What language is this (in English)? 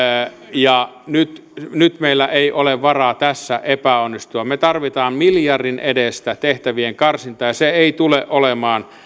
Finnish